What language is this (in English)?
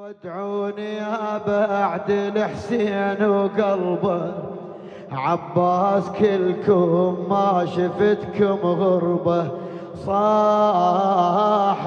Arabic